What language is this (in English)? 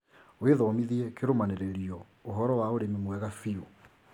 Kikuyu